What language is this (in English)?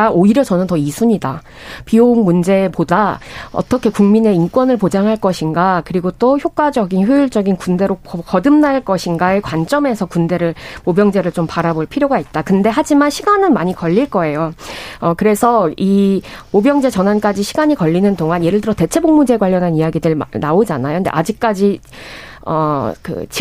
Korean